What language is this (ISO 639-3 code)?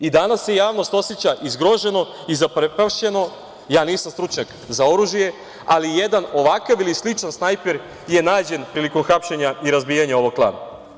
srp